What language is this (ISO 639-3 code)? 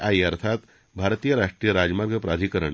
mar